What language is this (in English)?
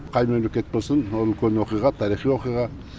Kazakh